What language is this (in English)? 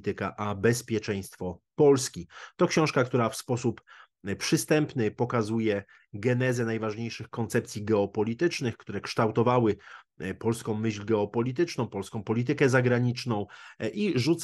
Polish